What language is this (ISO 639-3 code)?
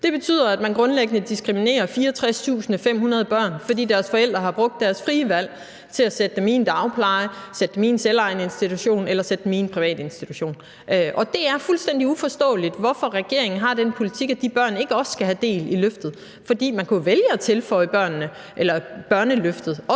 dan